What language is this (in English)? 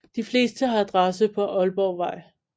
Danish